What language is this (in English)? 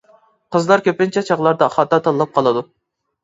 Uyghur